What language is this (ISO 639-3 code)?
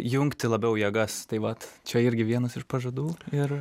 lit